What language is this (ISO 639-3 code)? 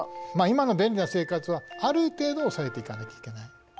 jpn